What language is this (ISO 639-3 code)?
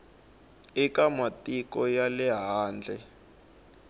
tso